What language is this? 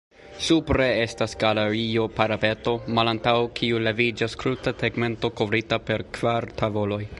Esperanto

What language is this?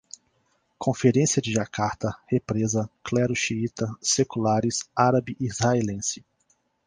Portuguese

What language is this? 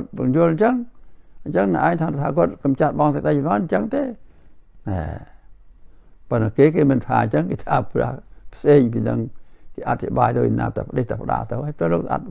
Thai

